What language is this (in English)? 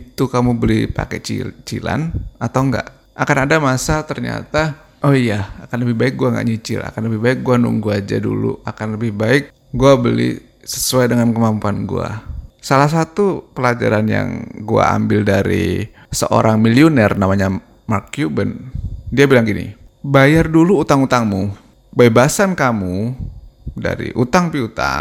Indonesian